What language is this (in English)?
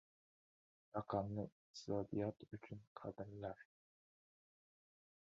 Uzbek